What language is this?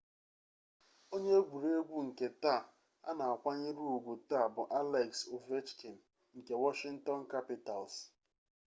Igbo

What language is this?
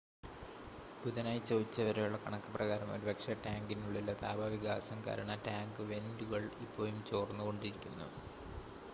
Malayalam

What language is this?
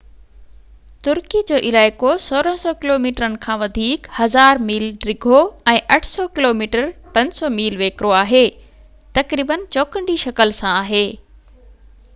Sindhi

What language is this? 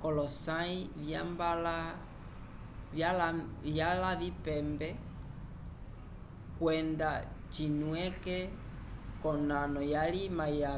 Umbundu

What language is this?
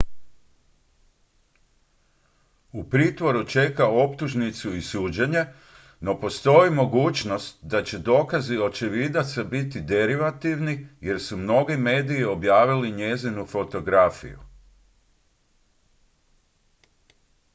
Croatian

